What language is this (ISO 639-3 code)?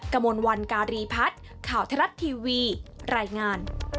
tha